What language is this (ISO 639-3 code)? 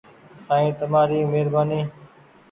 gig